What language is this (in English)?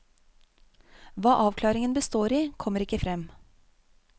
Norwegian